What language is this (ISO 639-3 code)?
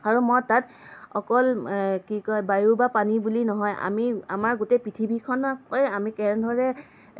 asm